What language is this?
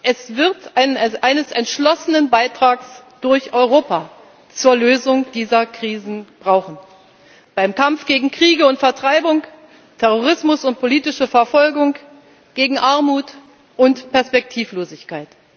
German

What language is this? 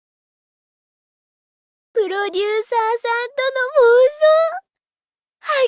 Japanese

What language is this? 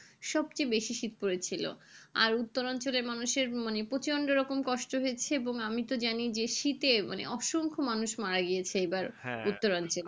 Bangla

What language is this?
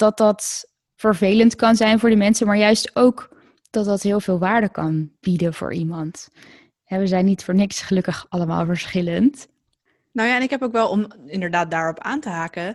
Dutch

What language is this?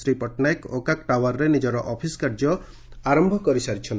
Odia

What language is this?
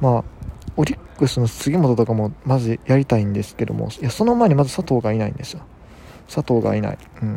Japanese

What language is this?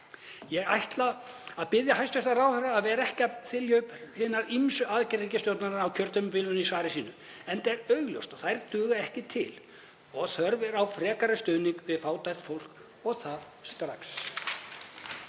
Icelandic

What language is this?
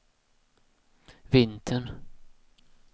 Swedish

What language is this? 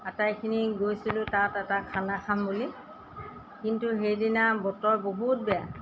Assamese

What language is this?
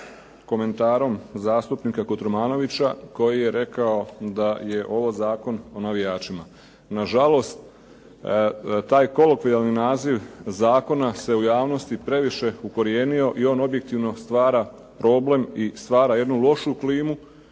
Croatian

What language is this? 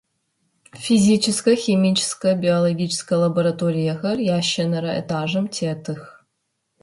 Adyghe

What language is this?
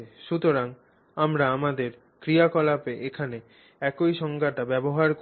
Bangla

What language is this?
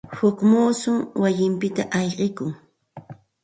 Santa Ana de Tusi Pasco Quechua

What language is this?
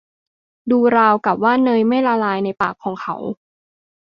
Thai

